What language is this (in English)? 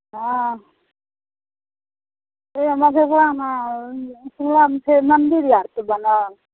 Maithili